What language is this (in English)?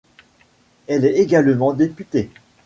French